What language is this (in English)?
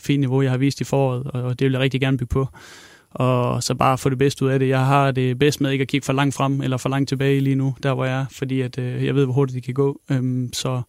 Danish